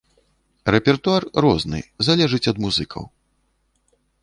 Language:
Belarusian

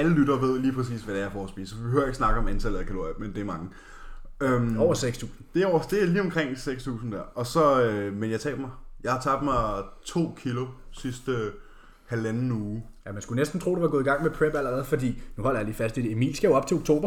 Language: Danish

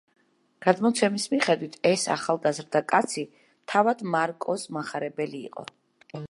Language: Georgian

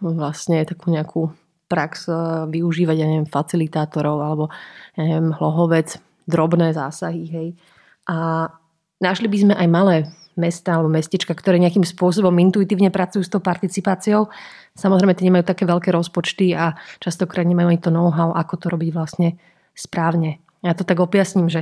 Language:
Slovak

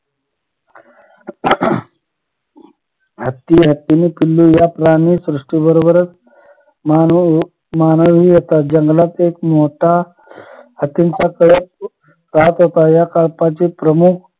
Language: Marathi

